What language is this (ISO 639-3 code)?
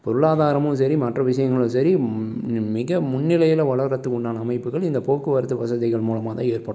tam